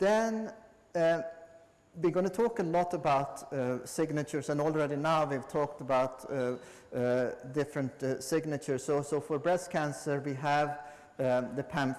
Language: English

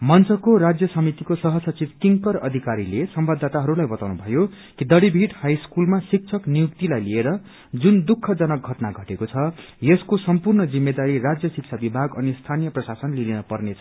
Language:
Nepali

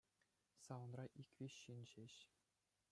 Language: Chuvash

